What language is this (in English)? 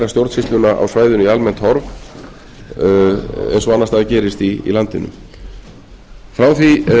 Icelandic